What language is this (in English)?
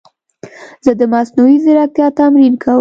Pashto